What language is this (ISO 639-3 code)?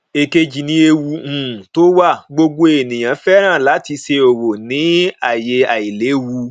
yor